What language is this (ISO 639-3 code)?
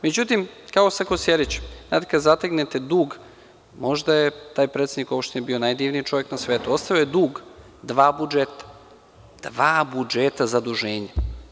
srp